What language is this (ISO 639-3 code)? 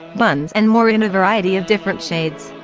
eng